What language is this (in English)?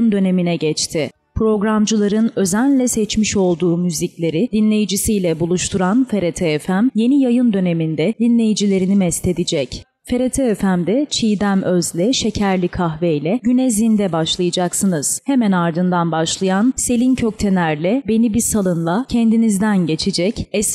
Turkish